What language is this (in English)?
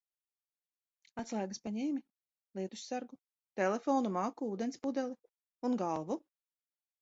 Latvian